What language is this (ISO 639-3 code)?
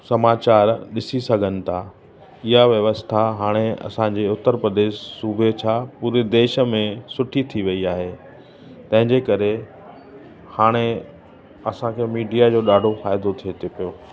snd